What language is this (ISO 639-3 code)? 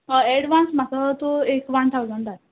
kok